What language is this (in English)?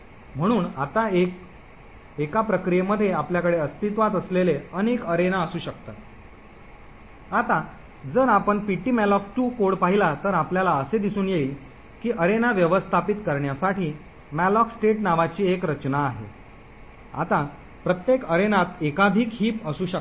Marathi